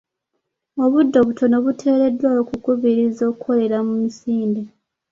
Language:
Ganda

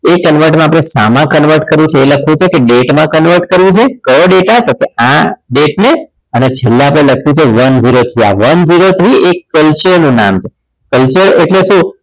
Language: Gujarati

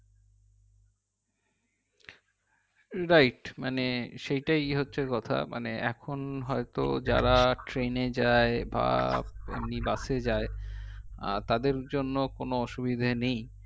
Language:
Bangla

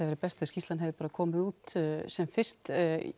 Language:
Icelandic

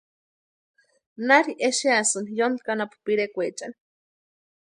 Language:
Western Highland Purepecha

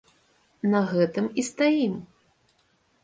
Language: Belarusian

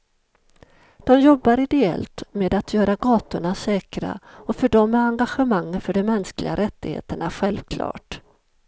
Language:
Swedish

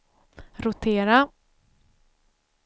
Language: Swedish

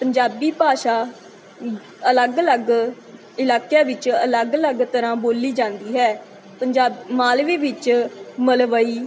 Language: Punjabi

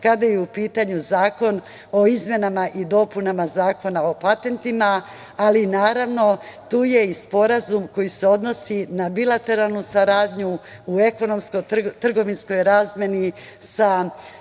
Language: Serbian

